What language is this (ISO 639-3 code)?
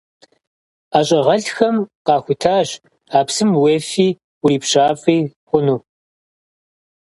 kbd